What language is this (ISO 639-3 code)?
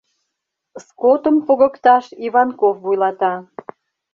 chm